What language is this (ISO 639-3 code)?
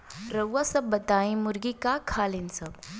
bho